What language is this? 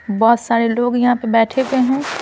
Hindi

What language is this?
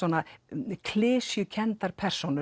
Icelandic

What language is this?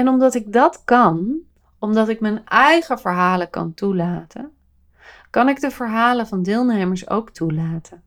Dutch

